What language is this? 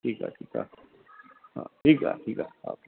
Sindhi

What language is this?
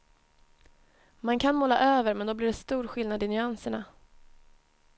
Swedish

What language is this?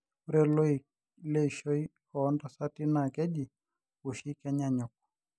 Masai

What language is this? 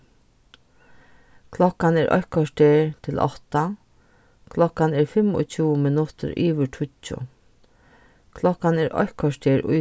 Faroese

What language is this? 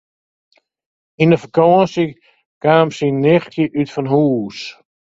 Western Frisian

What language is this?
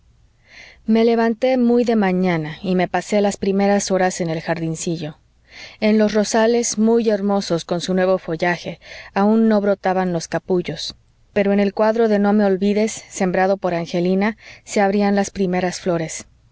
Spanish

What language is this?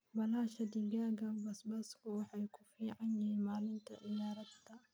Somali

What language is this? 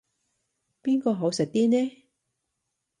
Cantonese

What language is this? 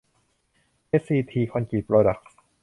Thai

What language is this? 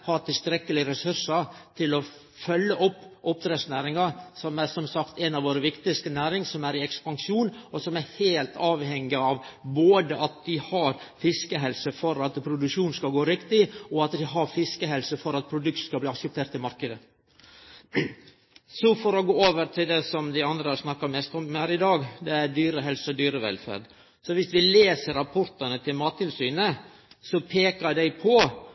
Norwegian Nynorsk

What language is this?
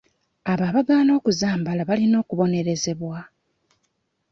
Ganda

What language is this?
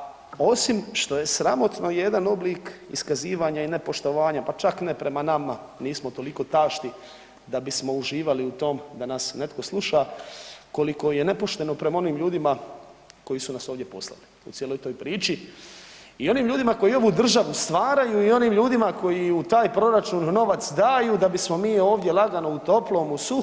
Croatian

